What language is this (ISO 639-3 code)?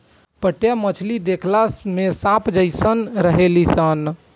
bho